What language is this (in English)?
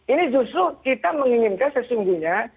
Indonesian